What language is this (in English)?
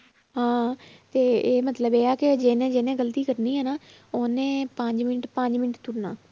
Punjabi